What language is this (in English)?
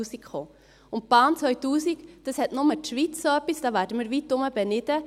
Swiss German